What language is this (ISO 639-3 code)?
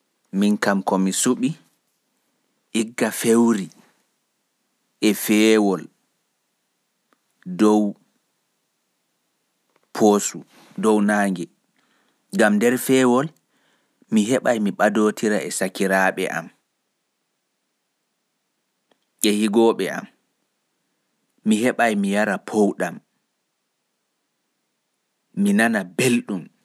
ful